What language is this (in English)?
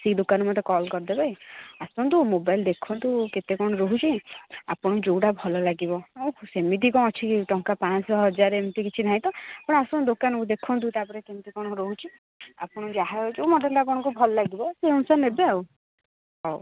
Odia